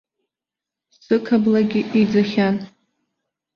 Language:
Abkhazian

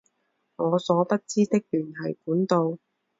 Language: Chinese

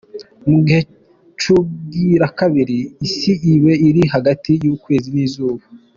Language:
Kinyarwanda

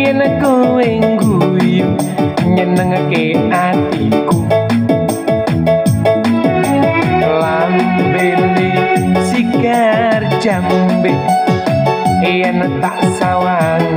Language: Indonesian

